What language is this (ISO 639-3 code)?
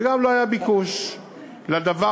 heb